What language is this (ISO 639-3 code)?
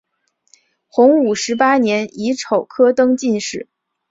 zho